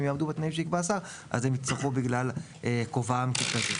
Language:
Hebrew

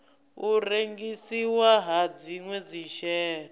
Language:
Venda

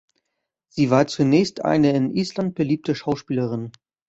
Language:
German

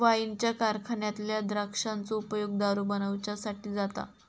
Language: Marathi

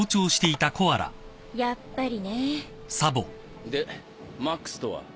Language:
Japanese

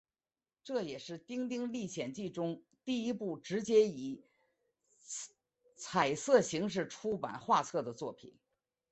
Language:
Chinese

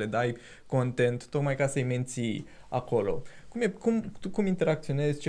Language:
Romanian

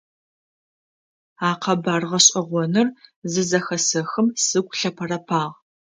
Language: Adyghe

